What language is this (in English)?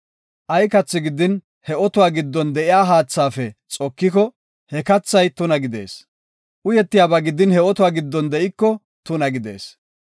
Gofa